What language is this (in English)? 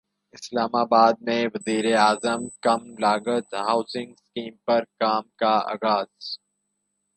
Urdu